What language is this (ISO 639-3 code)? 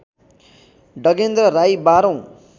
nep